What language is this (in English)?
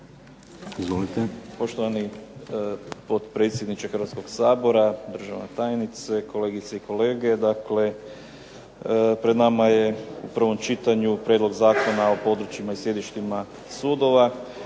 Croatian